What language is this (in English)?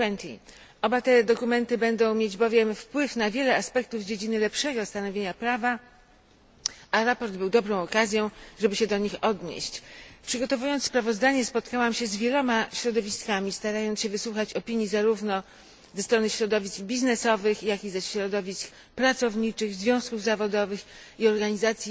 Polish